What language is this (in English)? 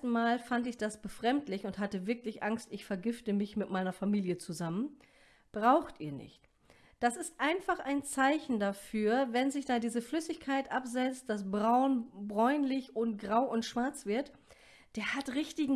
German